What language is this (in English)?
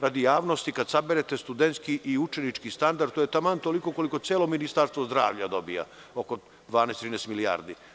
Serbian